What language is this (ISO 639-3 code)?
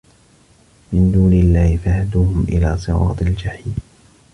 ara